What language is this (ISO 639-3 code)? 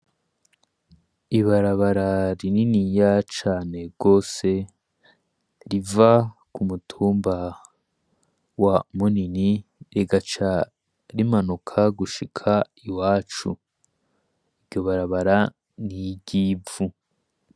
run